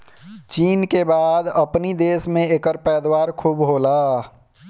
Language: Bhojpuri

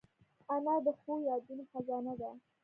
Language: Pashto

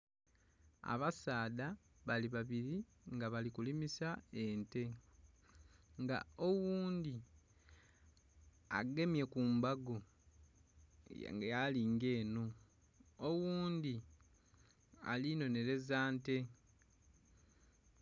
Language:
Soga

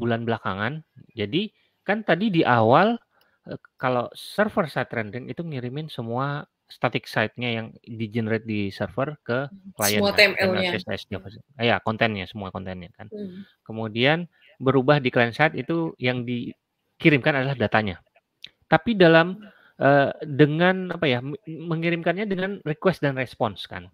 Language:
Indonesian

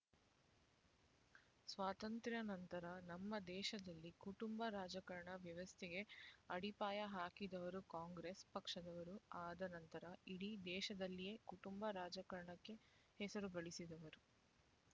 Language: Kannada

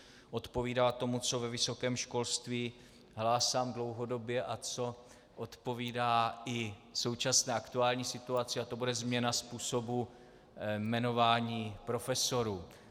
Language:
Czech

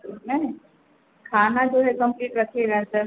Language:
Hindi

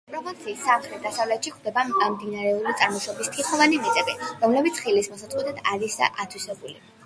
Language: Georgian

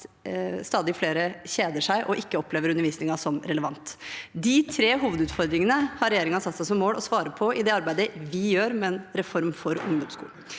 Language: Norwegian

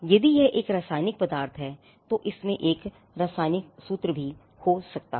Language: Hindi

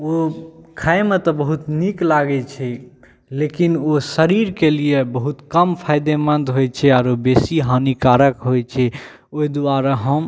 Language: Maithili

